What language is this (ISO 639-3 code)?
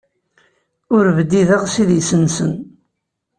kab